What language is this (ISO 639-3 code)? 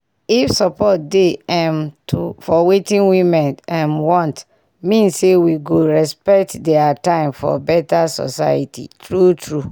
pcm